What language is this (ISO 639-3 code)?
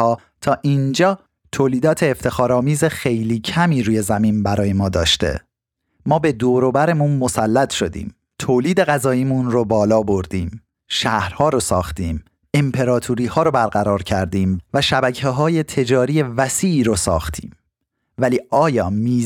fas